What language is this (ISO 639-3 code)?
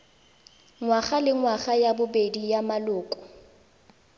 tsn